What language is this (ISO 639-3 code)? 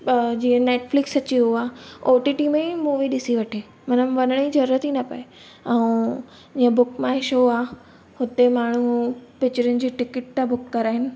snd